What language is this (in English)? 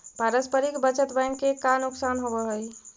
Magahi